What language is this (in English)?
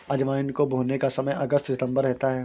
Hindi